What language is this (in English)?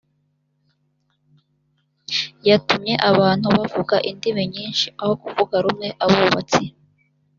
Kinyarwanda